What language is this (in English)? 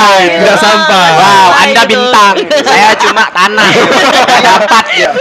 Indonesian